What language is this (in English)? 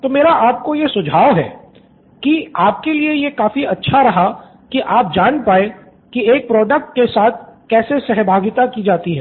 Hindi